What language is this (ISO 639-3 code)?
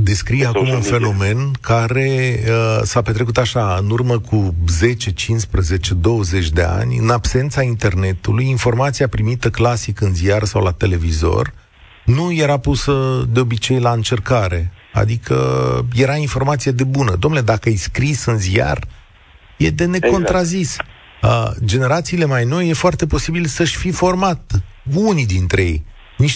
ron